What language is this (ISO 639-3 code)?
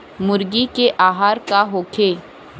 bho